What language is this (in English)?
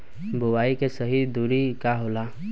Bhojpuri